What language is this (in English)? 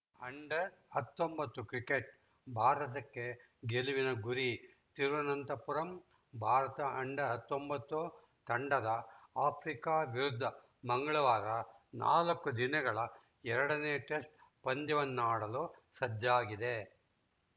Kannada